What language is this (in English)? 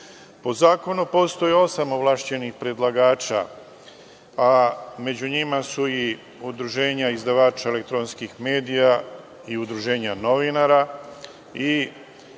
Serbian